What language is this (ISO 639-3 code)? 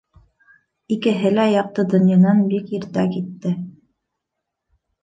bak